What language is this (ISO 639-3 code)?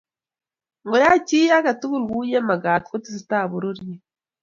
kln